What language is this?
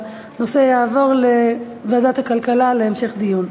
Hebrew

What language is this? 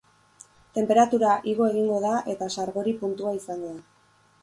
Basque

